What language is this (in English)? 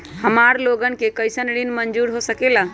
Magahi